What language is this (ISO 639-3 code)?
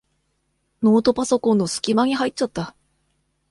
jpn